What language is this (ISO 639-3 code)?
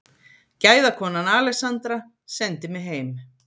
isl